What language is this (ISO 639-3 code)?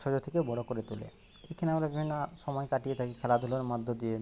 ben